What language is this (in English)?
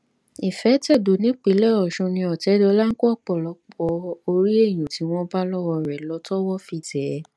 Yoruba